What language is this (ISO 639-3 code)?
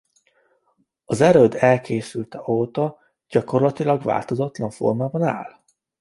hun